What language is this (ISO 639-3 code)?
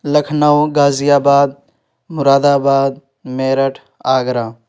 urd